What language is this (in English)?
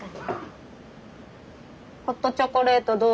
Japanese